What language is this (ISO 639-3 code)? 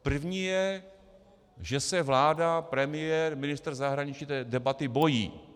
ces